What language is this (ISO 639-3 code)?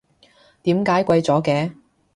yue